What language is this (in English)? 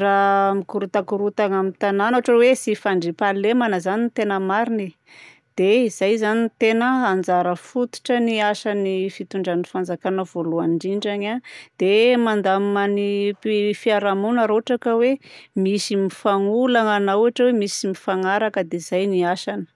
Southern Betsimisaraka Malagasy